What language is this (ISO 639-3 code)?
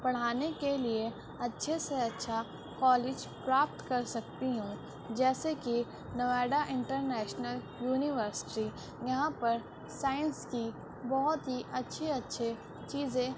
urd